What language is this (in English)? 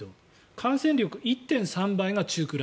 Japanese